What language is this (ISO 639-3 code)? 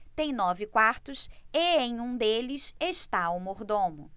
por